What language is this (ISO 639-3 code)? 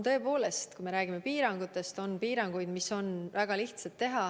est